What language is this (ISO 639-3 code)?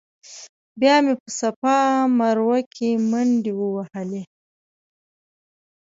pus